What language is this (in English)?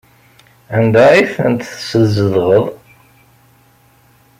Kabyle